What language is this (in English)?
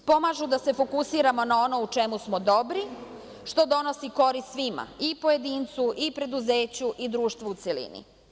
Serbian